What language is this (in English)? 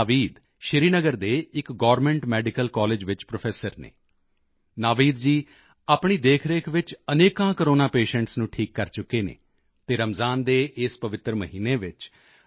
Punjabi